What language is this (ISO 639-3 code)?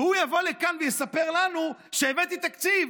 heb